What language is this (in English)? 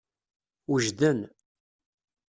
Kabyle